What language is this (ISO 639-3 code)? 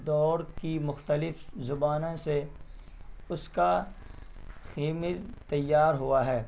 urd